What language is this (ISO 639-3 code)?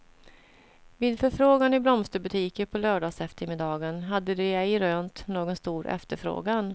swe